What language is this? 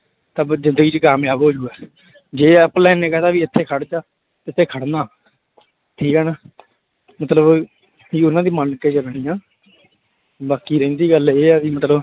Punjabi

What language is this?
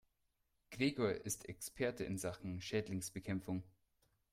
German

